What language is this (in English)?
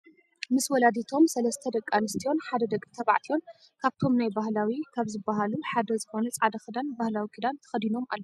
Tigrinya